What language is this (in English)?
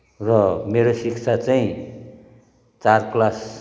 Nepali